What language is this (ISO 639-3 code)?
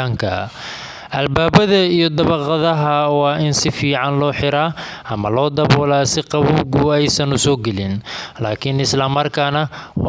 som